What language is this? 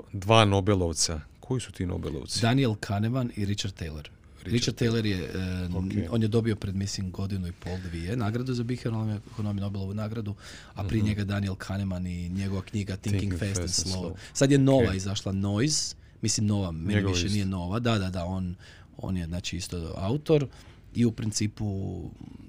Croatian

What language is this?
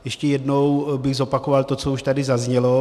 Czech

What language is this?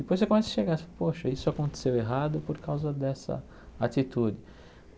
Portuguese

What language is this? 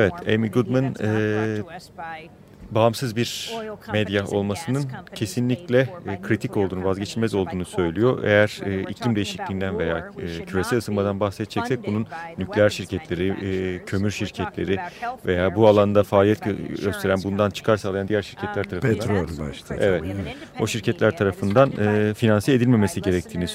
Turkish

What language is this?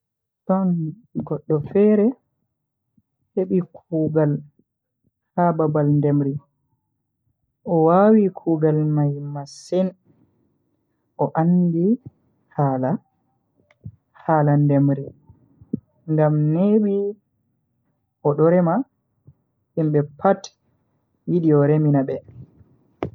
Bagirmi Fulfulde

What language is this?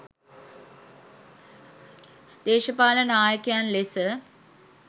Sinhala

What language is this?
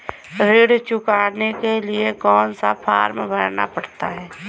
Hindi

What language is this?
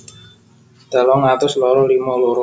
Javanese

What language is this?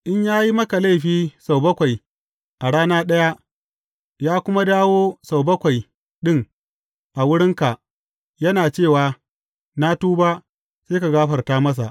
Hausa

